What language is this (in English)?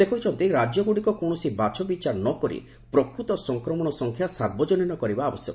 Odia